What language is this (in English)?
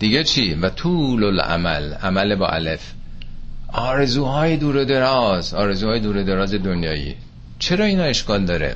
Persian